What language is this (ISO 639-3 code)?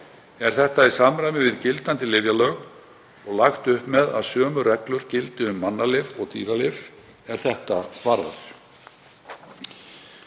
isl